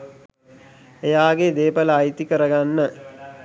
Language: Sinhala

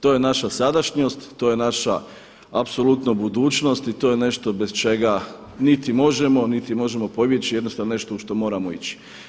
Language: Croatian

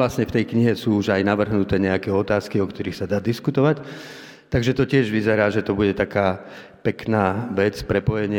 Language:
Slovak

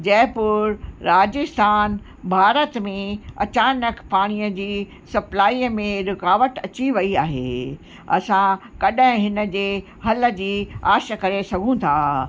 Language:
Sindhi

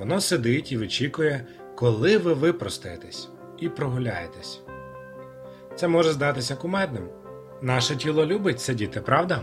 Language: Ukrainian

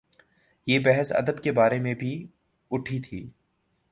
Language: Urdu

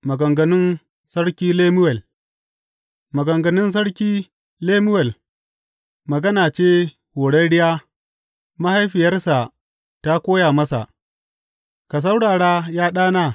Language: Hausa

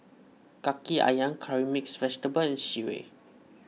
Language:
English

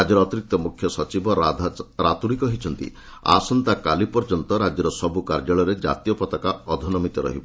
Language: Odia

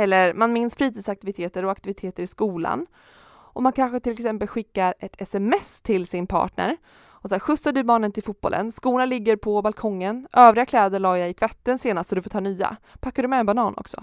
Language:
Swedish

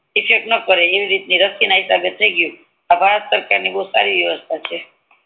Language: Gujarati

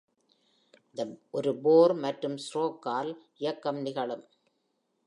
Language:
Tamil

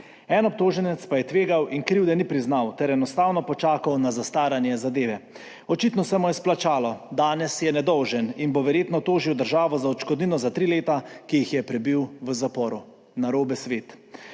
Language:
Slovenian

